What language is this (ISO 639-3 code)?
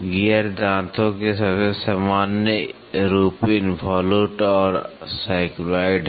hin